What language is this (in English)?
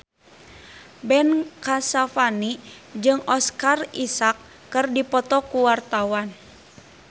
Sundanese